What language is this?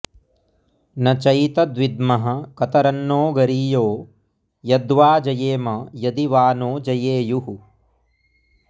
Sanskrit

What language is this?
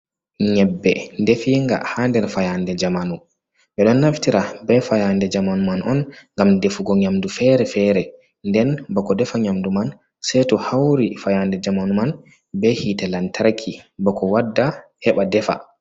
Fula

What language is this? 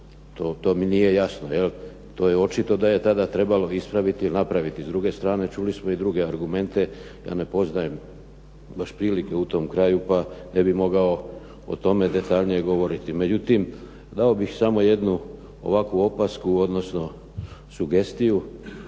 Croatian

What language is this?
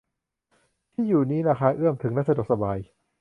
Thai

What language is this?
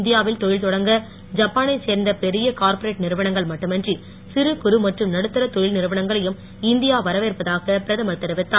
Tamil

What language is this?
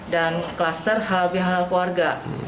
Indonesian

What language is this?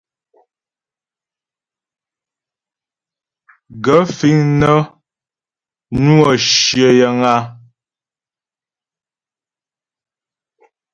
Ghomala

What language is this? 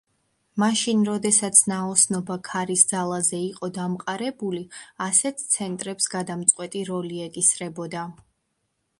Georgian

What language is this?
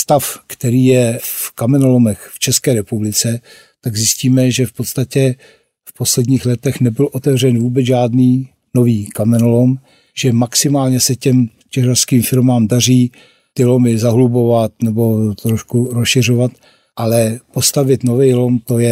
Czech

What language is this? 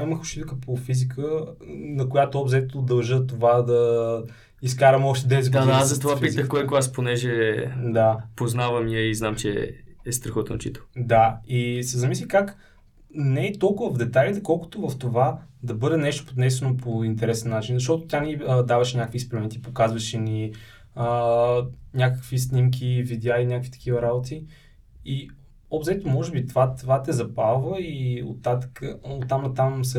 Bulgarian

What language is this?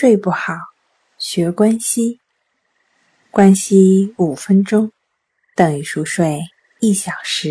Chinese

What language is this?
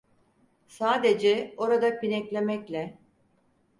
Turkish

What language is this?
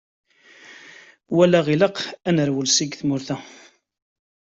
Kabyle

